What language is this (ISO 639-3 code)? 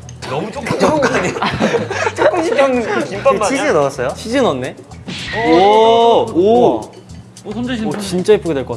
kor